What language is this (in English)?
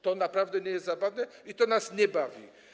Polish